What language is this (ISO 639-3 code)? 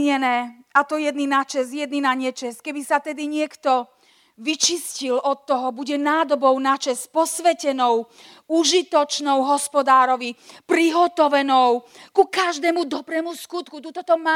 slk